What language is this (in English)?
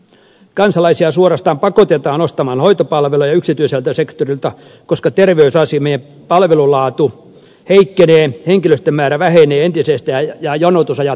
Finnish